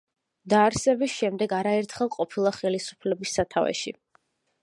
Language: Georgian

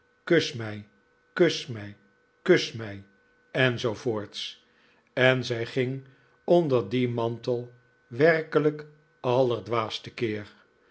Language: Dutch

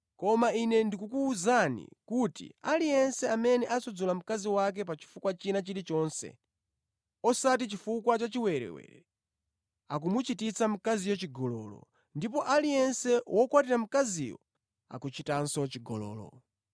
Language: Nyanja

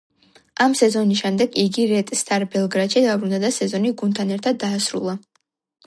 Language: Georgian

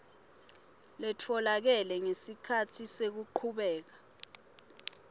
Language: Swati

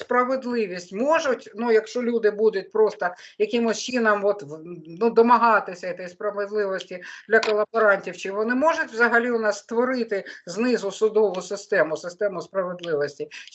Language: Ukrainian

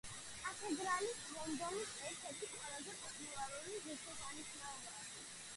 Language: Georgian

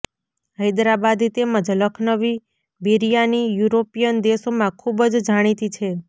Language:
Gujarati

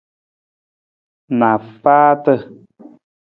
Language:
Nawdm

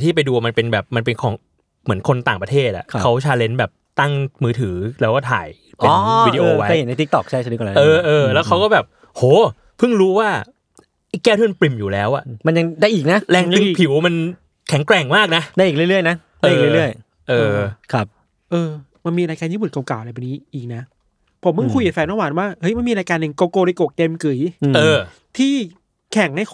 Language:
Thai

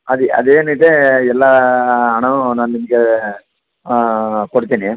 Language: Kannada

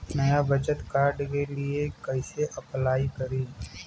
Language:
Bhojpuri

